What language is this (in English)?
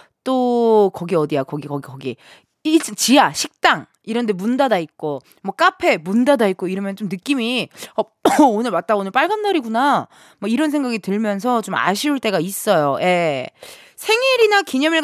Korean